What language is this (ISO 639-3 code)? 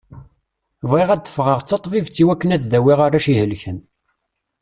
kab